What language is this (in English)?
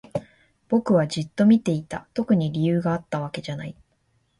Japanese